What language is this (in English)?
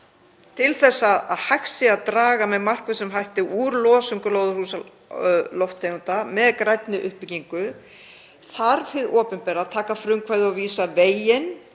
Icelandic